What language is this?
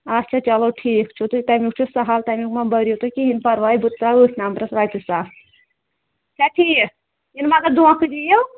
Kashmiri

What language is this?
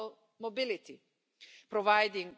Spanish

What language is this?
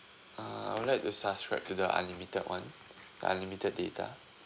English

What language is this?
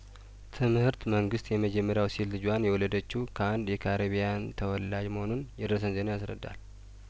Amharic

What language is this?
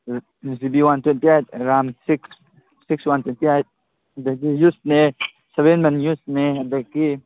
Manipuri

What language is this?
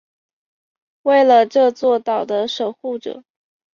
Chinese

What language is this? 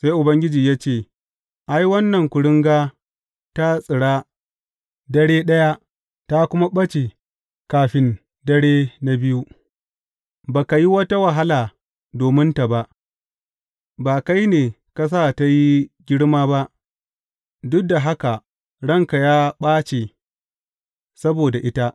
Hausa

